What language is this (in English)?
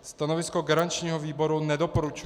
Czech